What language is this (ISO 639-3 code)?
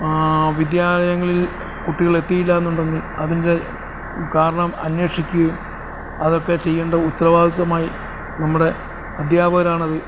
mal